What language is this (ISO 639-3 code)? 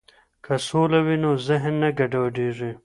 pus